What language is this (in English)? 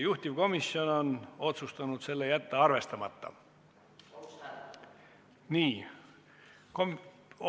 Estonian